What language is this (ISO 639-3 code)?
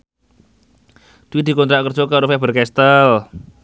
jav